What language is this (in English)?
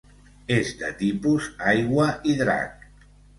Catalan